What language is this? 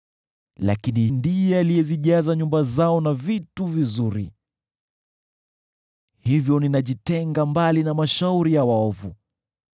Swahili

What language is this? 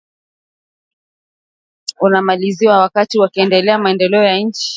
Swahili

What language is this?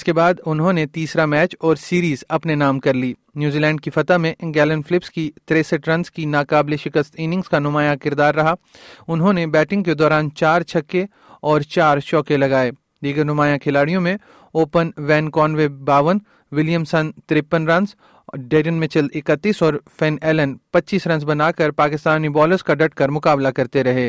Urdu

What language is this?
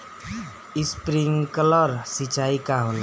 Bhojpuri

